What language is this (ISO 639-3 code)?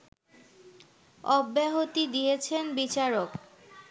ben